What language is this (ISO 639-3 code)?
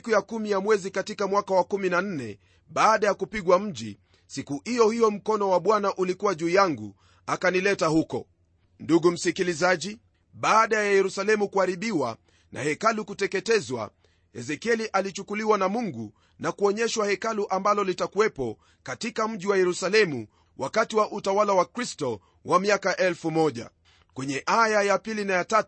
swa